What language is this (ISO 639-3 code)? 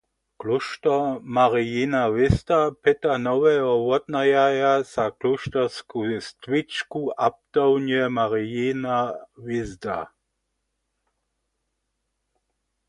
hsb